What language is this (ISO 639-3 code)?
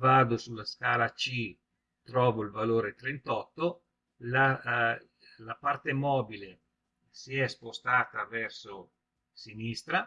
ita